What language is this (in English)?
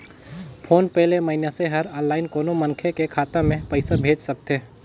Chhattisgarhi